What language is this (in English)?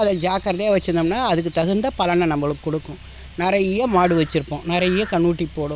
Tamil